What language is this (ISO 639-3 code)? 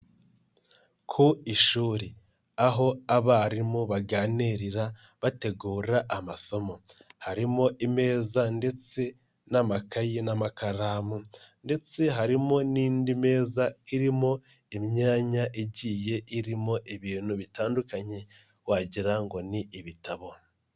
kin